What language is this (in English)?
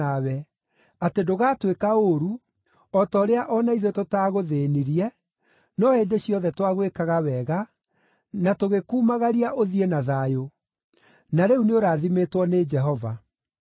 Kikuyu